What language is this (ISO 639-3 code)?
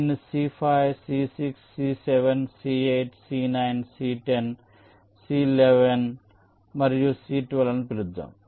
tel